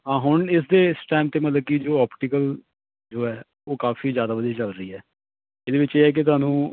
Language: Punjabi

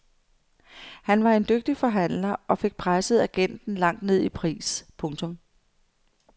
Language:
Danish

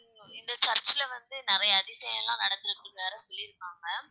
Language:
Tamil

